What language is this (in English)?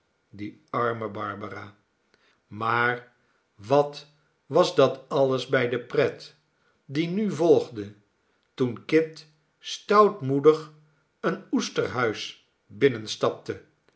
Dutch